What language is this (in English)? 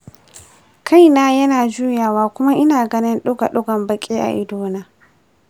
Hausa